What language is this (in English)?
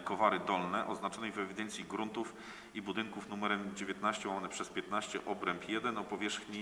Polish